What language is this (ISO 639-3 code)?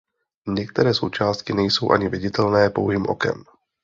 ces